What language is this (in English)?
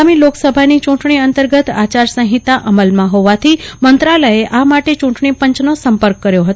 Gujarati